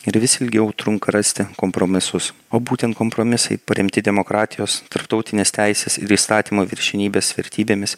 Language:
Lithuanian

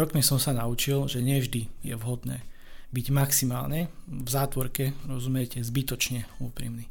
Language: Slovak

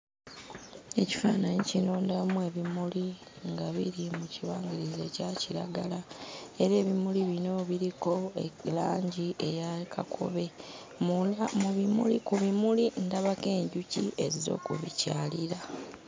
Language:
Ganda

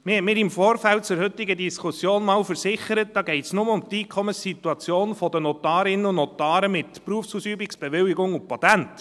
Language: Swiss German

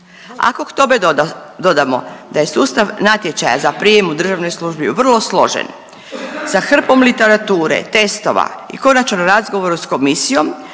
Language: Croatian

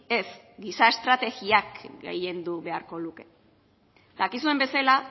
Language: Basque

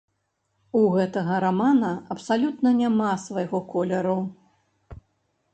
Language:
Belarusian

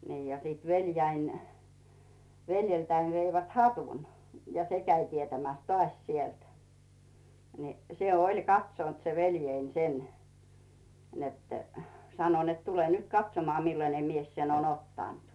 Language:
Finnish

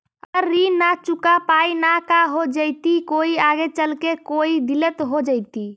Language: Magahi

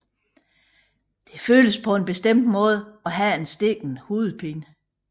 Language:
Danish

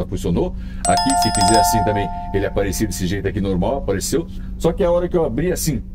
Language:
Portuguese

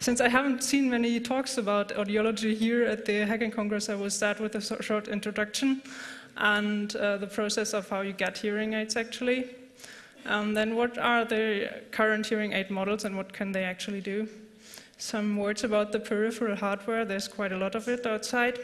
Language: English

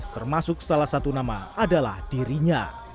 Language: Indonesian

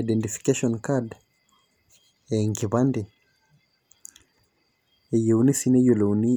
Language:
Masai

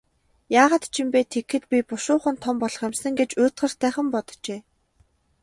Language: Mongolian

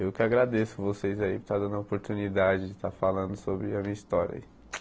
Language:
Portuguese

